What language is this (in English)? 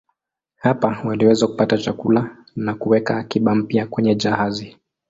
Swahili